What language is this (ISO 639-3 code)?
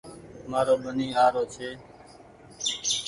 gig